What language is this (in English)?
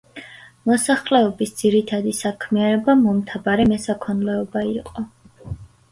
Georgian